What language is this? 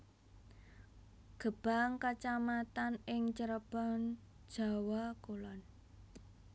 Javanese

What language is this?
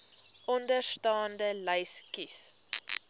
Afrikaans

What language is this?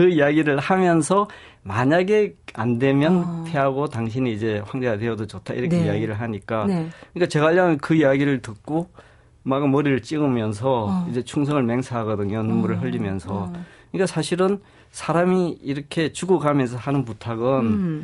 Korean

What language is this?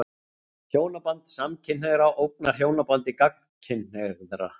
Icelandic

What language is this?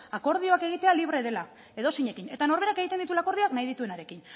Basque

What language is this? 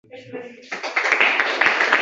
Uzbek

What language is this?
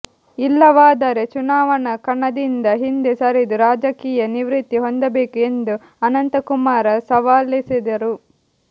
Kannada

